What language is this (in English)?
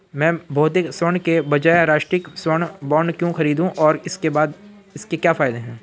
Hindi